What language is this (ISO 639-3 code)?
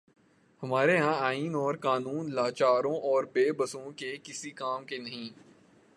urd